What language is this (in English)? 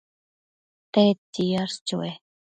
Matsés